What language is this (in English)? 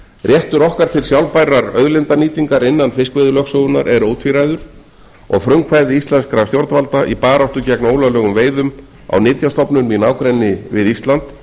Icelandic